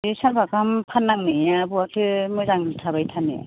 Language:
Bodo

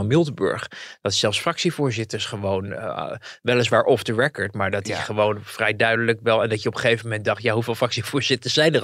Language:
Dutch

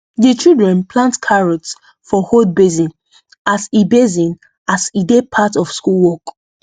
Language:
Nigerian Pidgin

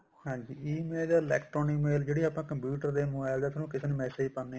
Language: Punjabi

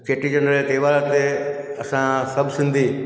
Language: Sindhi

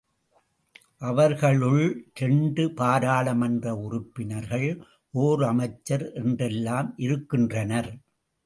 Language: Tamil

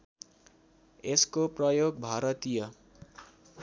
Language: Nepali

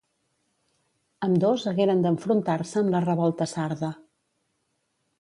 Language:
Catalan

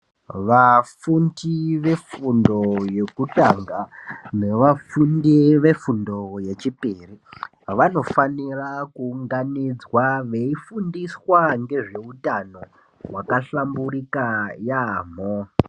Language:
Ndau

